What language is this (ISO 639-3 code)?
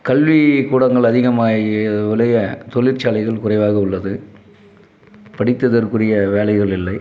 tam